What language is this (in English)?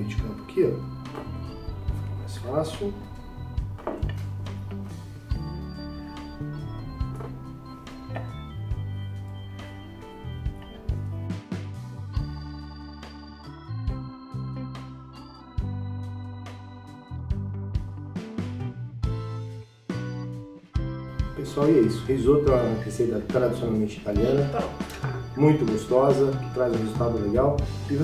Portuguese